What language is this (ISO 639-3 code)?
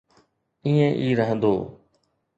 snd